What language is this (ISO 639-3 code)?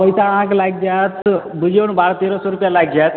mai